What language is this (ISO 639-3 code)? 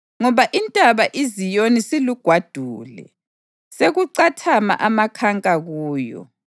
nde